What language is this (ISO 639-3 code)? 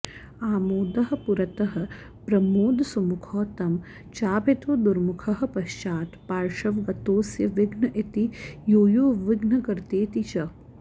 san